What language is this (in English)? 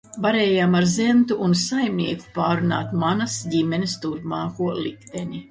Latvian